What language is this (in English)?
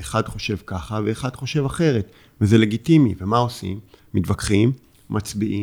Hebrew